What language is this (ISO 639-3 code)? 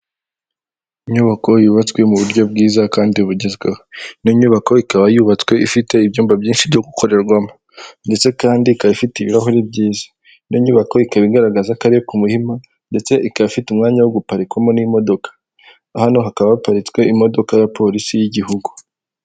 kin